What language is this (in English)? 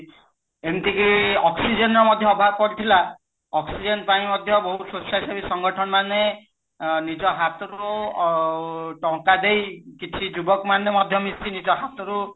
Odia